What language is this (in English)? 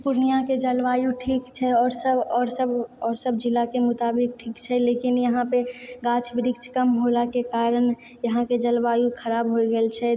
Maithili